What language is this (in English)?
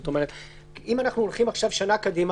Hebrew